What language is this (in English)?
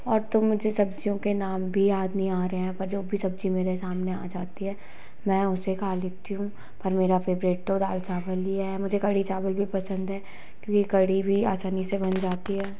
Hindi